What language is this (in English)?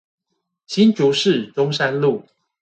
Chinese